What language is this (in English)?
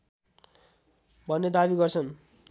Nepali